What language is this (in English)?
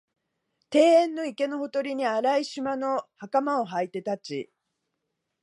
Japanese